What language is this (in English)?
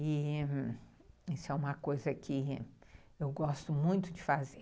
Portuguese